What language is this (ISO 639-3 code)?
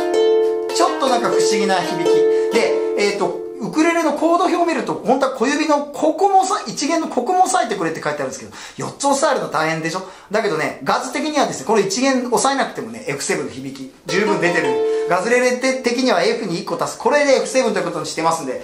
jpn